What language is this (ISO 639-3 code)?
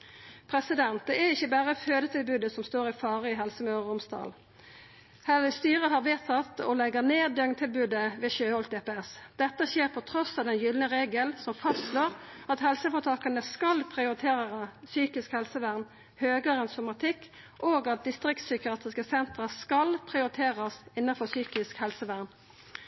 nno